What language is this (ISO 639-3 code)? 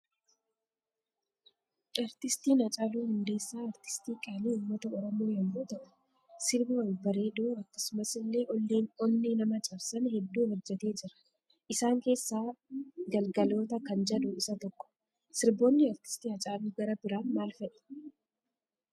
orm